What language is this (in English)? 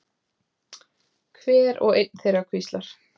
Icelandic